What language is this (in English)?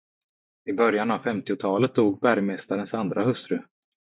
Swedish